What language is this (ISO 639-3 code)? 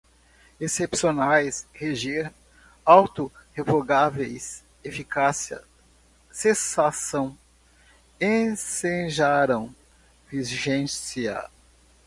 por